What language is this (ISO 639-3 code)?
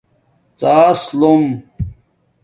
dmk